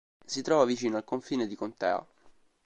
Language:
Italian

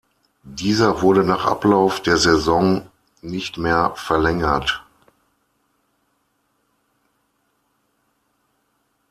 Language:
German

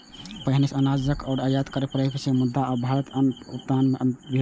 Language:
Maithili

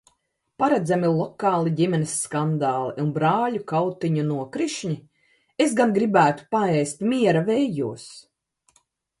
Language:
Latvian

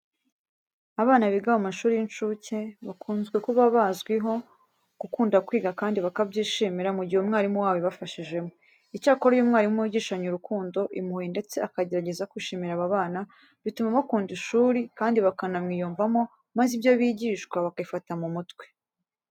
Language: Kinyarwanda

